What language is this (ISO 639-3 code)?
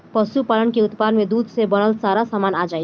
bho